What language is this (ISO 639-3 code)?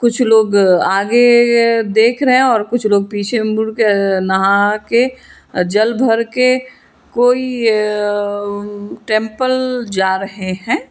hin